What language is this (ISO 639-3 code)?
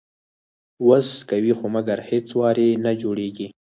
pus